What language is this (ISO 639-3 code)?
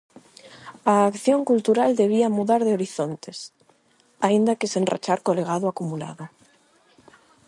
glg